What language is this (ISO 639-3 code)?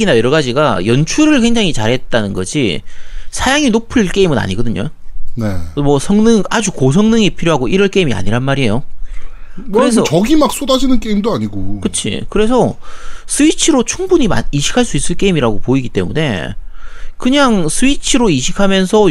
kor